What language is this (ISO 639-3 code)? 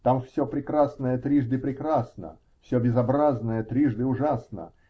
rus